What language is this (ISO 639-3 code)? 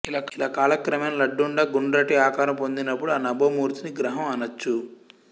tel